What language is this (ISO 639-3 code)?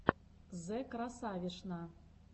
rus